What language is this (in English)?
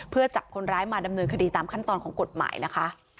Thai